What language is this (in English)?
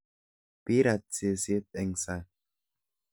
Kalenjin